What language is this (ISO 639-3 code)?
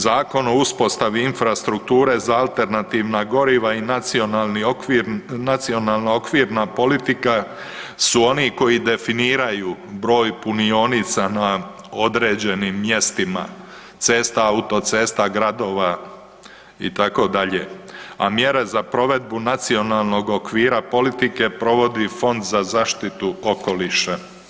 hrv